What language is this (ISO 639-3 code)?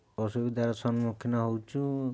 ori